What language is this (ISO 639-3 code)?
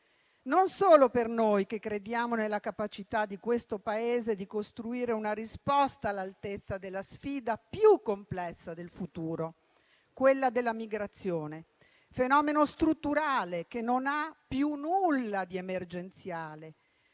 ita